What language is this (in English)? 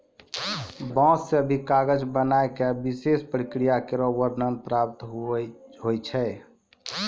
Maithili